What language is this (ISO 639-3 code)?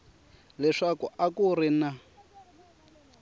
tso